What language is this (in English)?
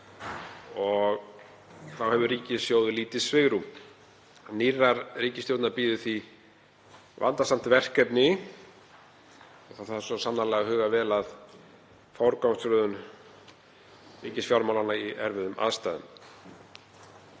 Icelandic